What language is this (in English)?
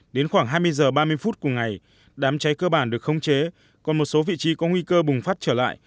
Vietnamese